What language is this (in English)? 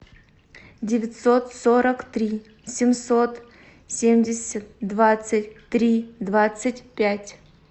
Russian